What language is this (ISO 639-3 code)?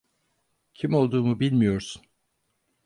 tur